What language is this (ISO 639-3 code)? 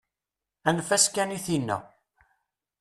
kab